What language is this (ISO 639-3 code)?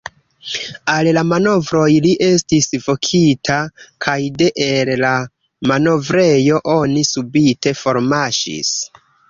epo